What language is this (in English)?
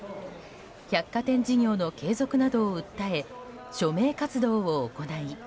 Japanese